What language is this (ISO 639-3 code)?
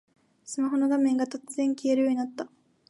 jpn